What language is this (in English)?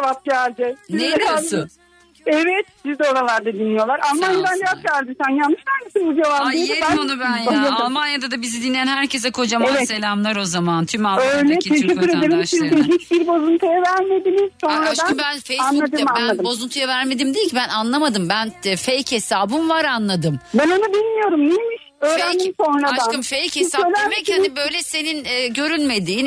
Turkish